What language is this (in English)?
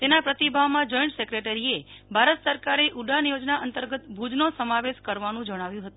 Gujarati